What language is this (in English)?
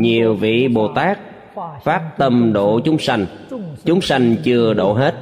Vietnamese